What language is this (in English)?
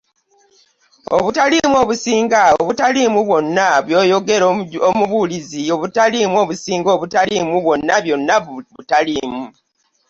Ganda